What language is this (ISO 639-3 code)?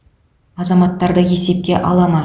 kaz